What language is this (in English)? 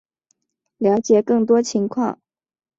Chinese